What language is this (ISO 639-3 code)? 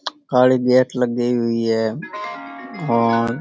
raj